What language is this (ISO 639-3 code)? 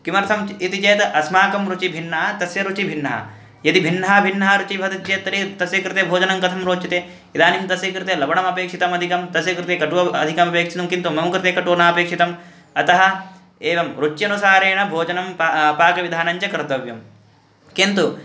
san